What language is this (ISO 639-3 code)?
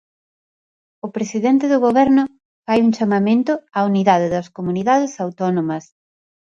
glg